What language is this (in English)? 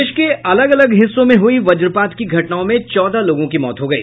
Hindi